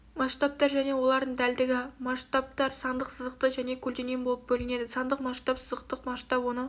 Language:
Kazakh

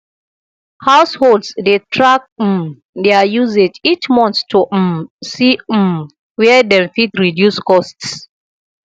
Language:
Nigerian Pidgin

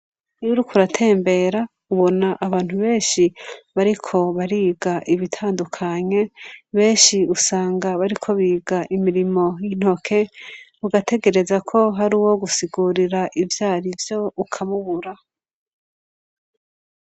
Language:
Rundi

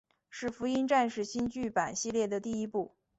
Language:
Chinese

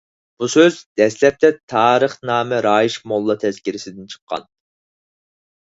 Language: Uyghur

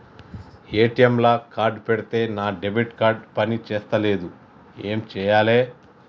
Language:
Telugu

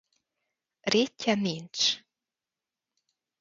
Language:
Hungarian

